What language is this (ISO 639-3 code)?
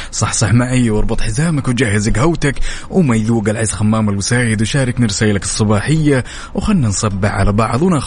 ara